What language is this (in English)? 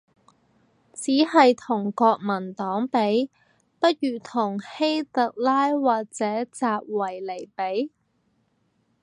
Cantonese